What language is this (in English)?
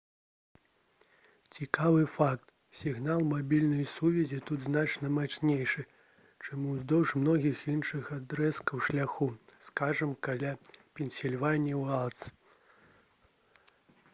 Belarusian